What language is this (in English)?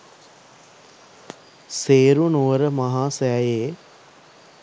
Sinhala